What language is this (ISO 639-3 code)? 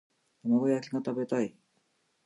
jpn